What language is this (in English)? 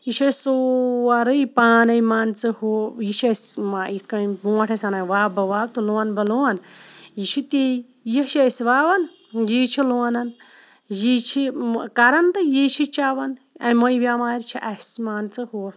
Kashmiri